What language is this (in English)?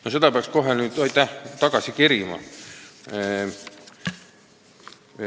Estonian